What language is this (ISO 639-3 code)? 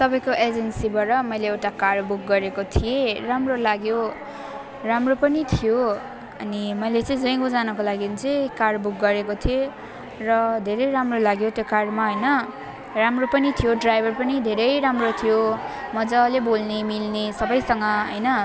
nep